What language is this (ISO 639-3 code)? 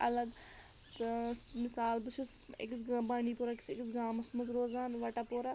kas